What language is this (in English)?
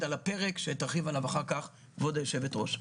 Hebrew